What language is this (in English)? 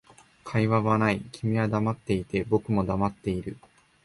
Japanese